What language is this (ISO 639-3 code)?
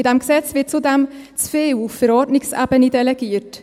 gsw